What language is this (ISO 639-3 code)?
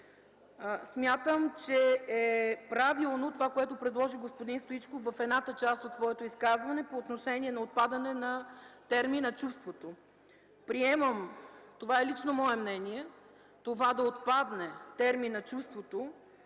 bul